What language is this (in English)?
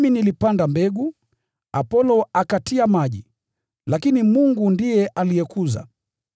Swahili